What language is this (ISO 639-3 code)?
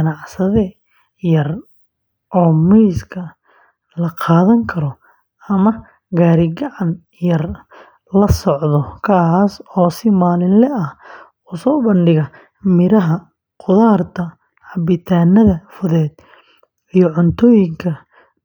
som